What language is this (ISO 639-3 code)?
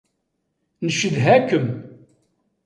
kab